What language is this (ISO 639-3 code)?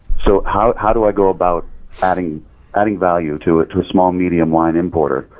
eng